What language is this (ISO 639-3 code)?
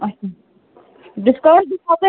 kas